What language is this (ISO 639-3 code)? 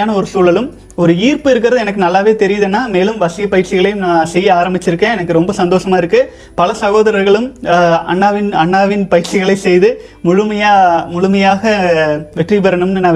tam